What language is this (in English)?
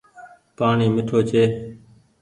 Goaria